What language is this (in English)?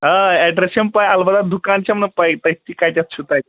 Kashmiri